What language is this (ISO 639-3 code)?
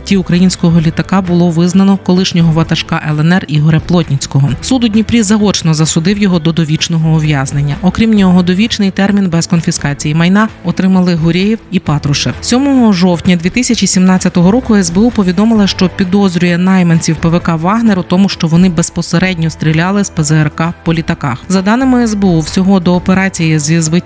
ukr